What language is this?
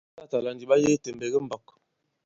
Bankon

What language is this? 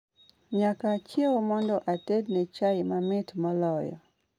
Luo (Kenya and Tanzania)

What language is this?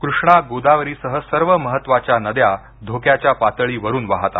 Marathi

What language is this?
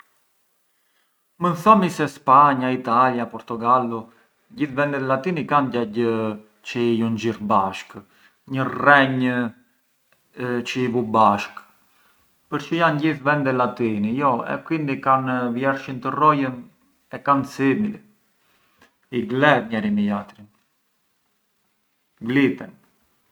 Arbëreshë Albanian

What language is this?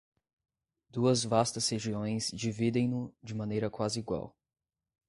Portuguese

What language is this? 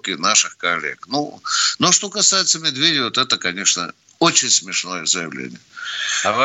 Russian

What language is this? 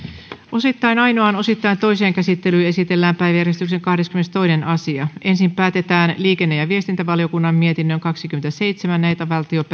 Finnish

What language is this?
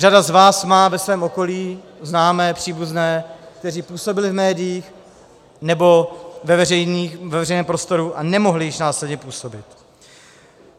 Czech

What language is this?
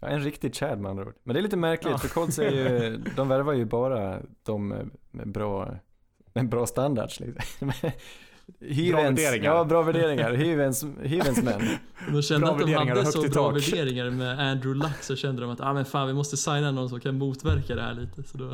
Swedish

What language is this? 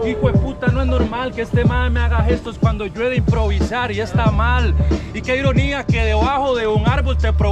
Spanish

